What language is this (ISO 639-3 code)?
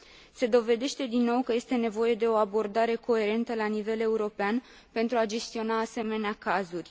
ron